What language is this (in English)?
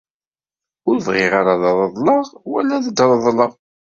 Kabyle